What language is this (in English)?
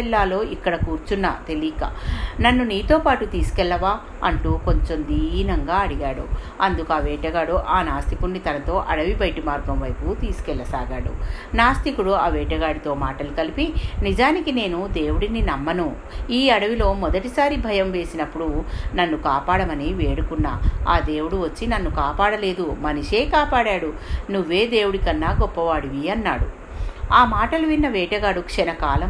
Telugu